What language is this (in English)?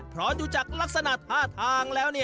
Thai